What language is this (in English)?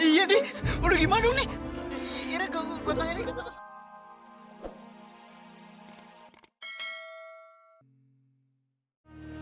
Indonesian